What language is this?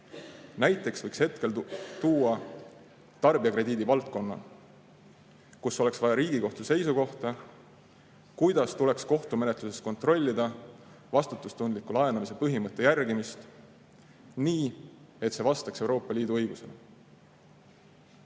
Estonian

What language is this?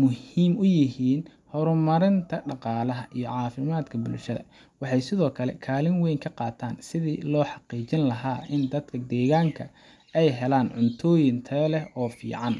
Somali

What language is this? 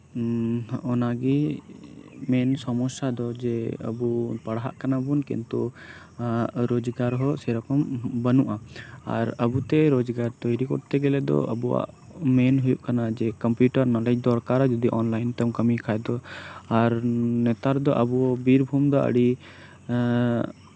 Santali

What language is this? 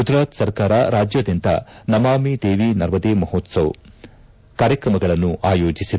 Kannada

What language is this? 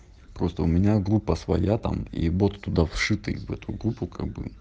Russian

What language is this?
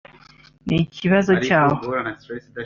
Kinyarwanda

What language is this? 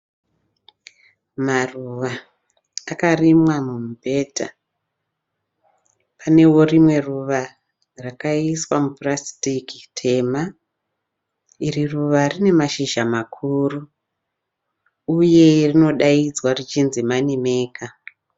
Shona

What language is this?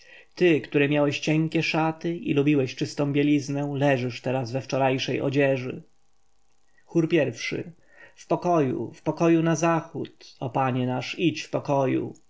Polish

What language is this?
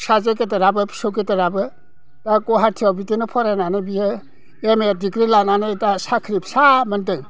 Bodo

